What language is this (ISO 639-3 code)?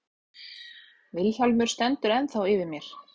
isl